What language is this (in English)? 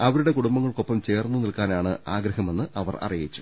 Malayalam